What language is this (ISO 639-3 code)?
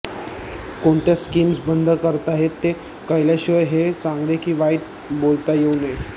mar